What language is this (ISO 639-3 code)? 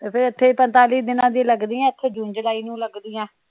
pan